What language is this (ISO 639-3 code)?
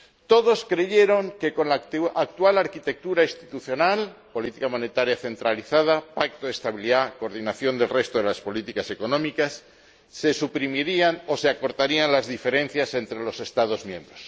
spa